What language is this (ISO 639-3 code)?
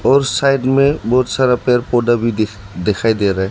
hin